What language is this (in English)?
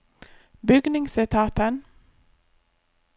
Norwegian